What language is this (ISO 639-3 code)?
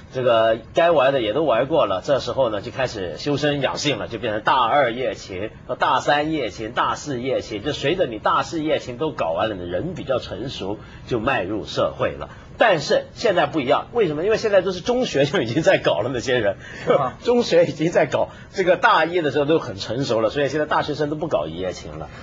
zho